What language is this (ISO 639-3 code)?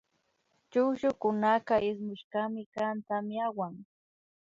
qvi